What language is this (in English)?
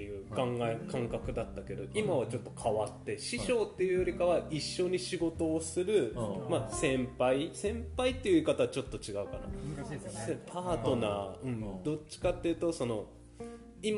Japanese